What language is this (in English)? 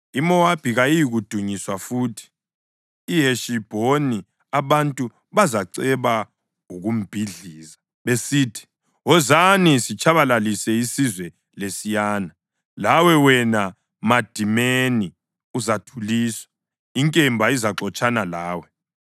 North Ndebele